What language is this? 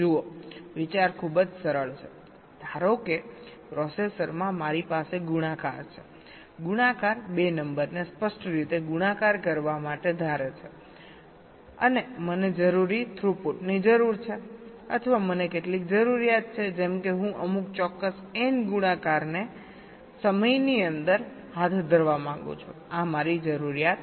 Gujarati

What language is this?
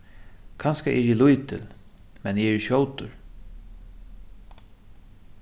Faroese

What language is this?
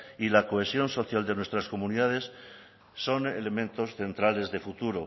Spanish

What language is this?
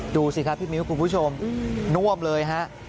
Thai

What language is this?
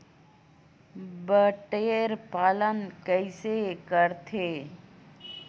Chhattisgarhi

